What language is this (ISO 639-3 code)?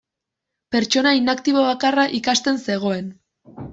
eus